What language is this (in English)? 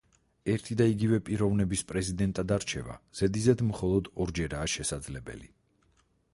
Georgian